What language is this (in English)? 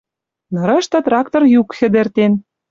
Western Mari